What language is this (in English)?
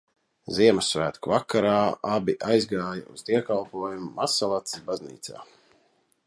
Latvian